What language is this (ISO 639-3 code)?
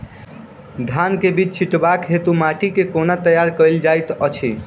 mai